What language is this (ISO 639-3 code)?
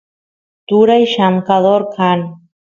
qus